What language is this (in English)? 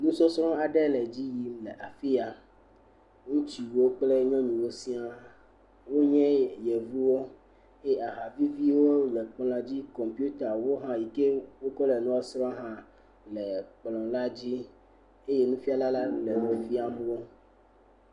Ewe